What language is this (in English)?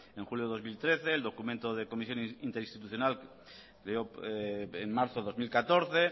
Spanish